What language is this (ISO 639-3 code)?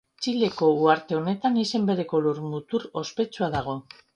eus